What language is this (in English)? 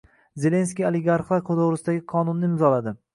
Uzbek